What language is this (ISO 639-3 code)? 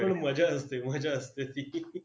mar